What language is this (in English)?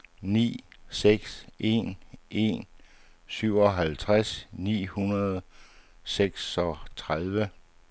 Danish